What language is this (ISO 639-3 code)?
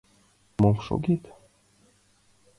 chm